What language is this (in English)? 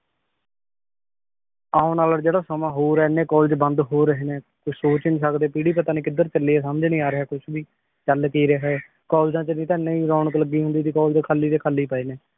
Punjabi